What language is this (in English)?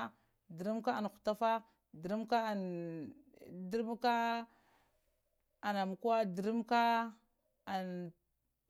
Lamang